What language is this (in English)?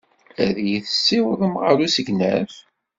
Kabyle